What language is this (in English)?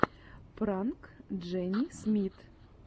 Russian